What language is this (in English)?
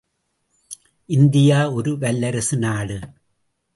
Tamil